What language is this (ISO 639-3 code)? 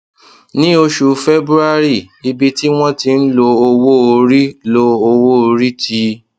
yor